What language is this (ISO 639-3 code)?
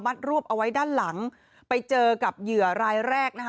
tha